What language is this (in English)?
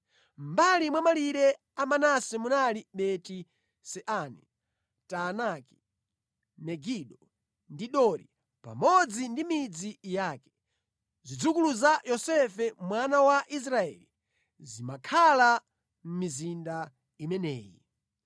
Nyanja